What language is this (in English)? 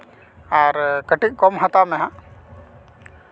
Santali